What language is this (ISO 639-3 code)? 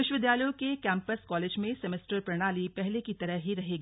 hin